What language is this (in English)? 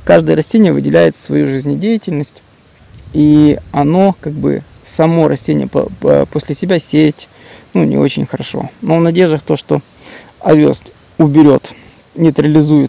Russian